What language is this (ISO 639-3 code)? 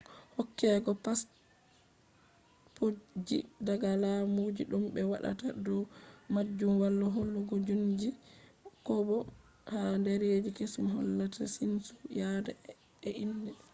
ful